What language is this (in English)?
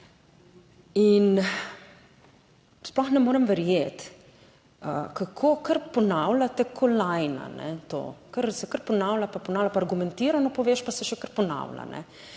Slovenian